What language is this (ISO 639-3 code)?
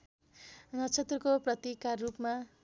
nep